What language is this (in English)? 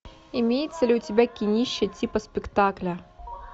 Russian